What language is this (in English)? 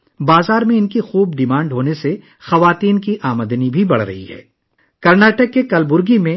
Urdu